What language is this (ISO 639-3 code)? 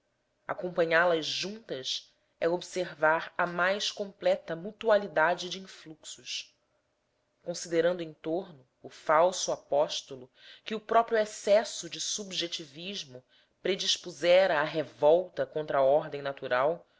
por